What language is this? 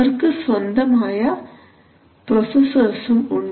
Malayalam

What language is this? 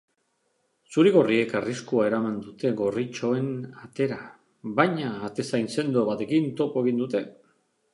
Basque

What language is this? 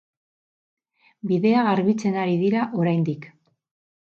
Basque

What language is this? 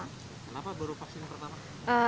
Indonesian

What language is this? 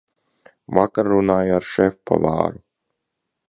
Latvian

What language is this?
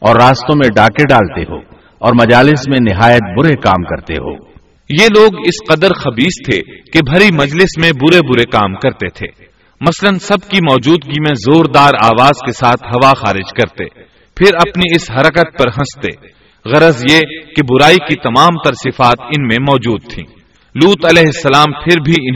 Urdu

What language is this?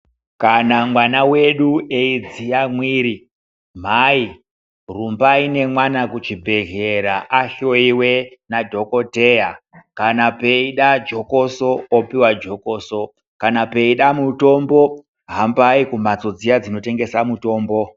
Ndau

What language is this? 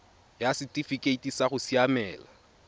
Tswana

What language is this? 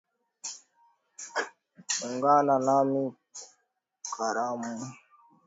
Swahili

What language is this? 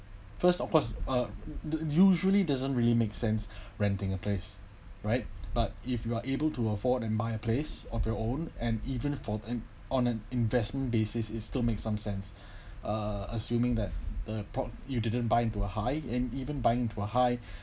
English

